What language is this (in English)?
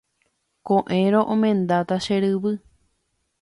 Guarani